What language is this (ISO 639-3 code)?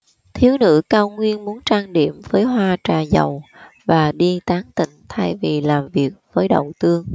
vie